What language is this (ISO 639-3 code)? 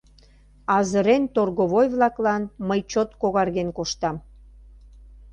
chm